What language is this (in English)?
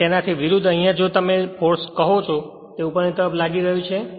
Gujarati